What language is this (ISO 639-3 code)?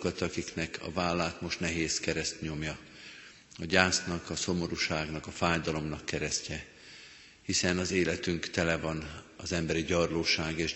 hun